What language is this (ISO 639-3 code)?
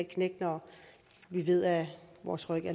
dan